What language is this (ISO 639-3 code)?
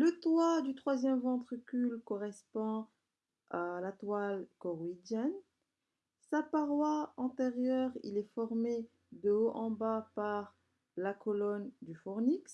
fra